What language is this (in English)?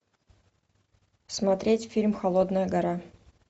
Russian